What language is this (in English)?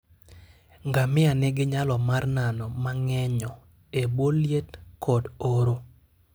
Luo (Kenya and Tanzania)